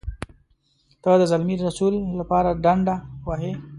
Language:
Pashto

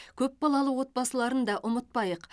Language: Kazakh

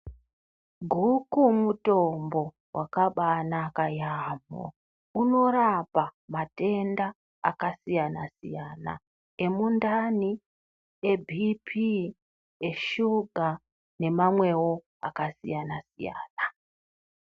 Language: Ndau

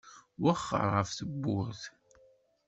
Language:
Kabyle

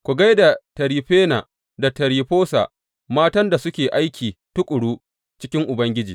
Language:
Hausa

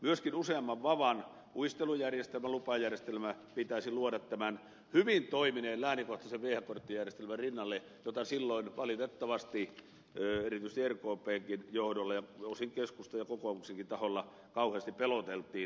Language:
Finnish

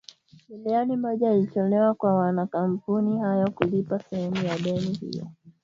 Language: Swahili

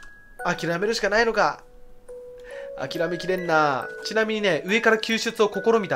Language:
Japanese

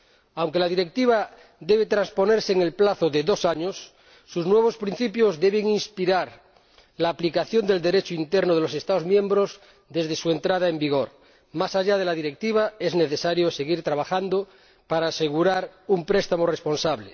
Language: Spanish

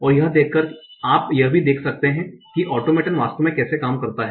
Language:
Hindi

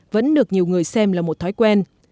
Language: Vietnamese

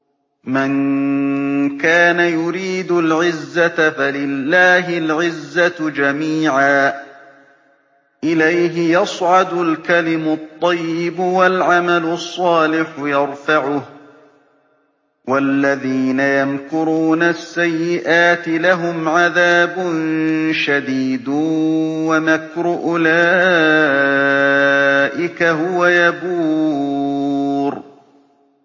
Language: Arabic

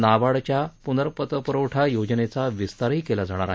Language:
Marathi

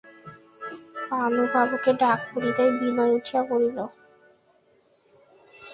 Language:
Bangla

